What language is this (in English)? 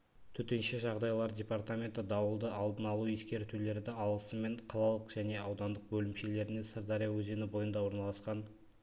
Kazakh